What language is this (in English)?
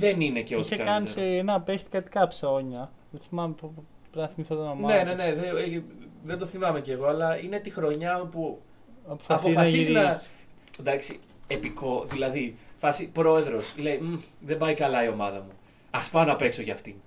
Greek